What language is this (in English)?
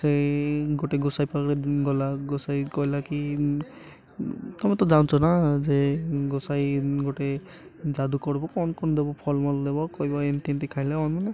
Odia